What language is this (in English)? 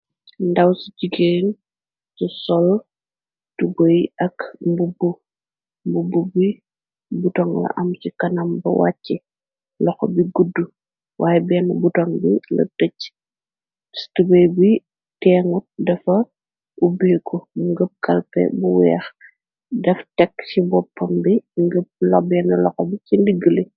Wolof